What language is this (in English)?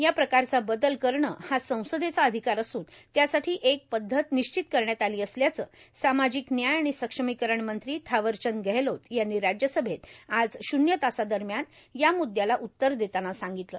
Marathi